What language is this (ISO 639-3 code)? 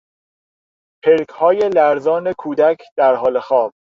fas